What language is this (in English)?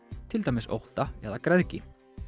Icelandic